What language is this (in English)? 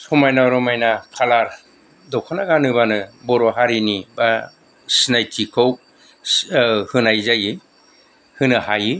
Bodo